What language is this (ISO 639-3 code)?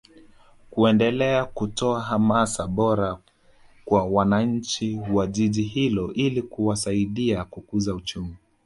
swa